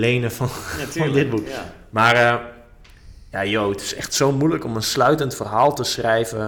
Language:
Dutch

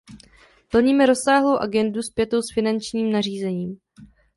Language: Czech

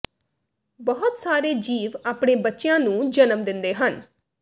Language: Punjabi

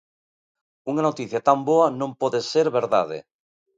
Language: Galician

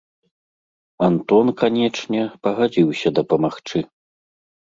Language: Belarusian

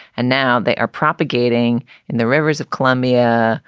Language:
English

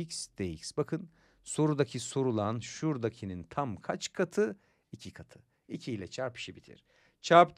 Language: Turkish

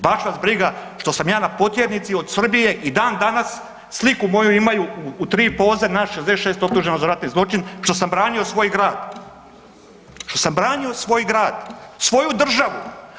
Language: Croatian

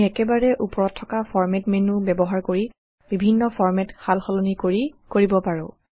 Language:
Assamese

